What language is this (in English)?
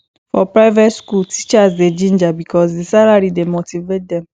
Nigerian Pidgin